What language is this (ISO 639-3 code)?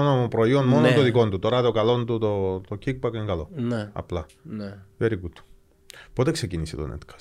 ell